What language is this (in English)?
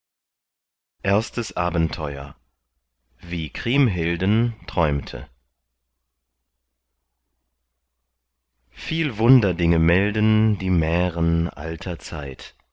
German